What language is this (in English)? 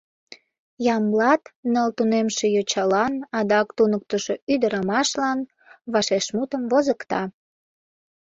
Mari